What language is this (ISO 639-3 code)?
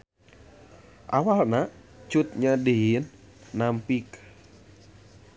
sun